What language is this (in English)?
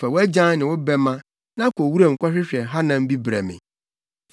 Akan